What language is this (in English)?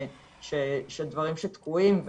Hebrew